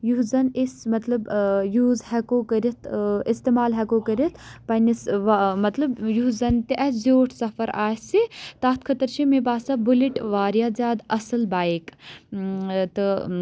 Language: Kashmiri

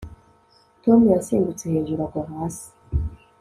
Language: Kinyarwanda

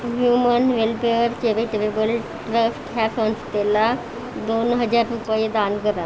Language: Marathi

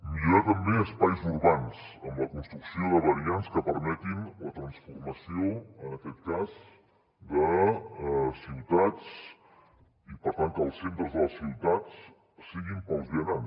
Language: Catalan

